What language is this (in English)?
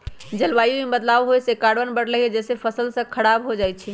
Magahi